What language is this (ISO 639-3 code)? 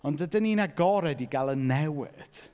cym